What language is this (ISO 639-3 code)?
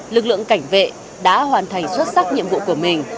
vie